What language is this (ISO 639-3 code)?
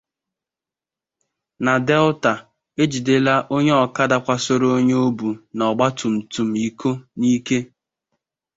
ibo